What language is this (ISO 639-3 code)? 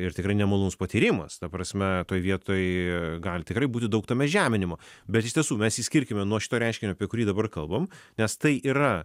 lit